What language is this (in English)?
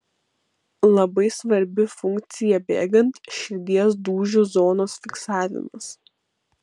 Lithuanian